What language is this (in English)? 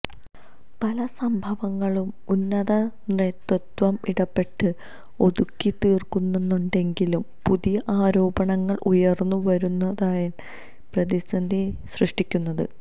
Malayalam